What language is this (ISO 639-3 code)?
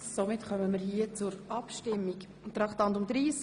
gsw